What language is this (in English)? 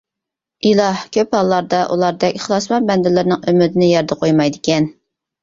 Uyghur